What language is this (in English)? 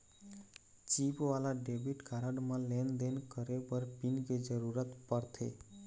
Chhattisgarhi